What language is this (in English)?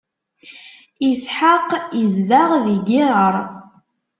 Kabyle